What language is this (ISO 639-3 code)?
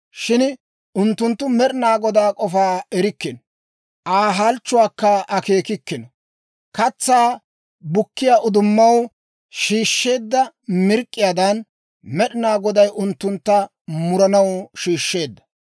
dwr